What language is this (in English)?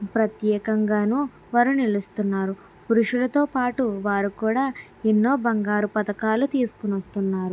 Telugu